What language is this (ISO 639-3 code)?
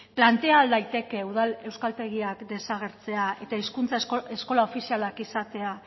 eus